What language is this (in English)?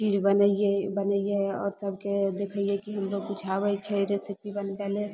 Maithili